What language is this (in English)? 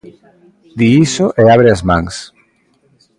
Galician